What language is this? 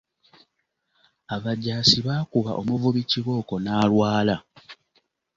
Ganda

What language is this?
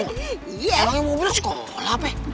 Indonesian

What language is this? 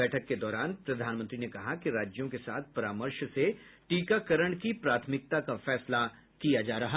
Hindi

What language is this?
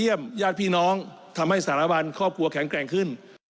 Thai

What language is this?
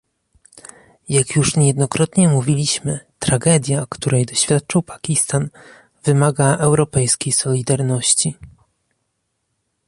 Polish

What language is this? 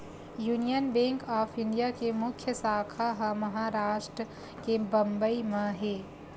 Chhattisgarhi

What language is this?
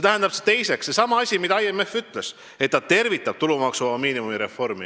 Estonian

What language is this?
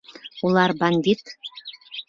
Bashkir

